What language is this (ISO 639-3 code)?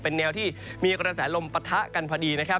tha